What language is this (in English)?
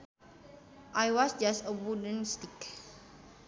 Sundanese